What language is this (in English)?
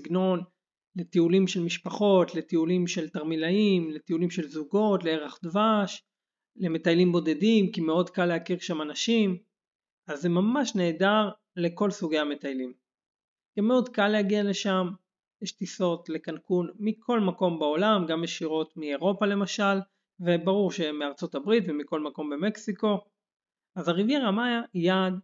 Hebrew